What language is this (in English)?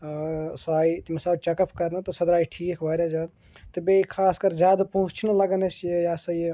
Kashmiri